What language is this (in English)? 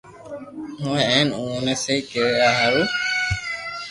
Loarki